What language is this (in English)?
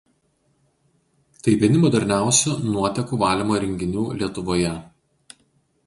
Lithuanian